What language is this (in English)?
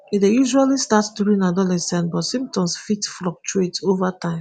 Nigerian Pidgin